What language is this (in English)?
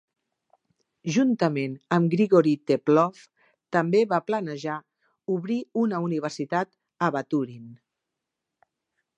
Catalan